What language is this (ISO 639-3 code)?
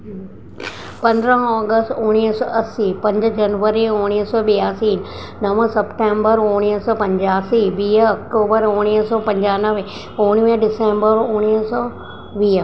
snd